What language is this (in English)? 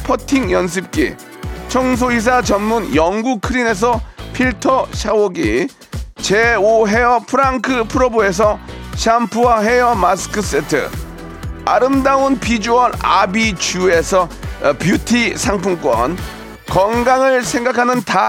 Korean